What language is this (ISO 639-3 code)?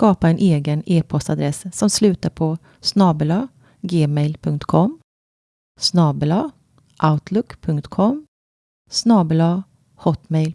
swe